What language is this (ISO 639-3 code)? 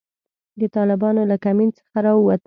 pus